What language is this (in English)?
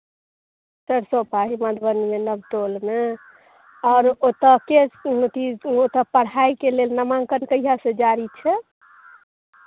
Maithili